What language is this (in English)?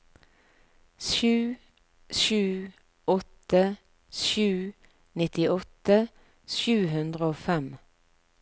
Norwegian